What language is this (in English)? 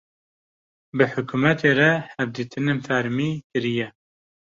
Kurdish